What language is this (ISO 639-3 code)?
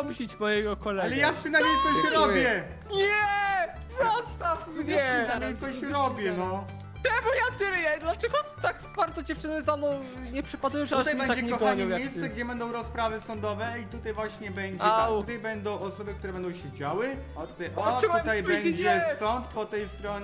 pol